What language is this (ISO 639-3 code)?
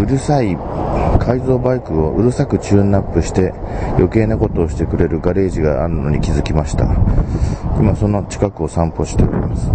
jpn